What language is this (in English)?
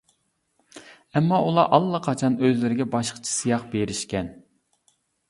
Uyghur